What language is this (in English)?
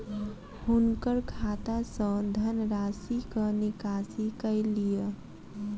Maithili